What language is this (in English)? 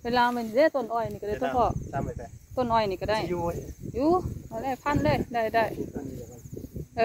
Thai